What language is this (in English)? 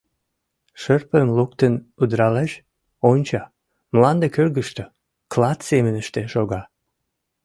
Mari